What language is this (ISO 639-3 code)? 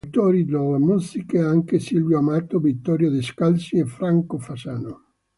ita